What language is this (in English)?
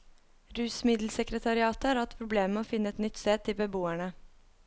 Norwegian